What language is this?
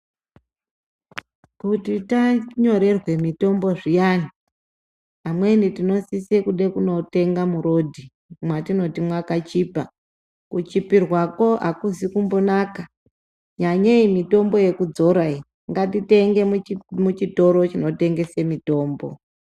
Ndau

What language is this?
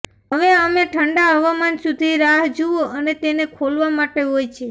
Gujarati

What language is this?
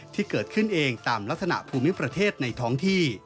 Thai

